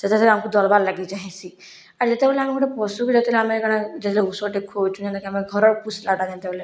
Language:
Odia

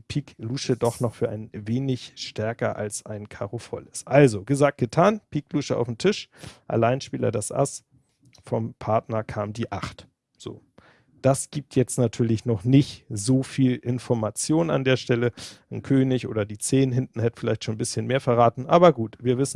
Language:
German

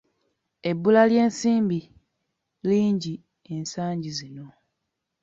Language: Ganda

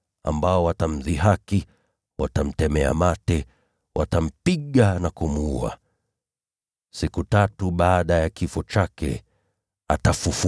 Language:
Swahili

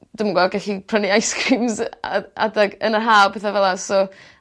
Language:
Welsh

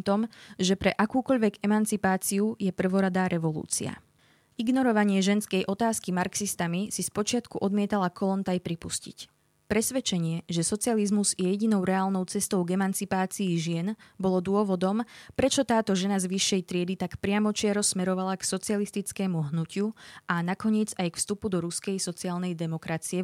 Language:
Slovak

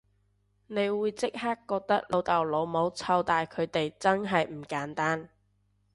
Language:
Cantonese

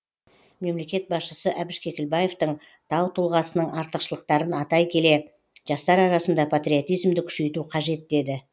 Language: Kazakh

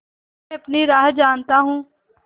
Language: Hindi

